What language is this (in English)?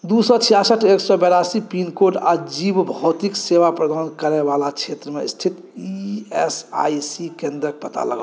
Maithili